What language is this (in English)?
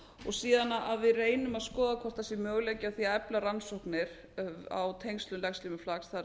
Icelandic